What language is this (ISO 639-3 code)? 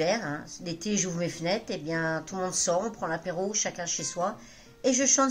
fra